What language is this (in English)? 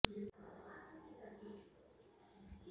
Hindi